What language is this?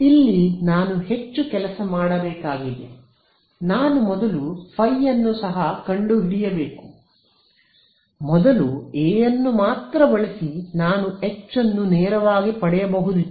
Kannada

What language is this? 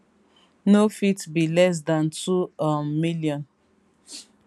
Nigerian Pidgin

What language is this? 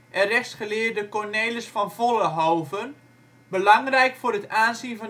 Dutch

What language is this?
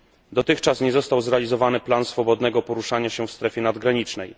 Polish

